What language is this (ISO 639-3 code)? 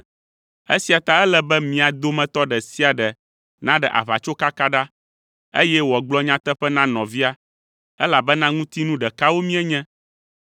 ewe